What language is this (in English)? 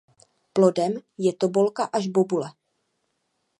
Czech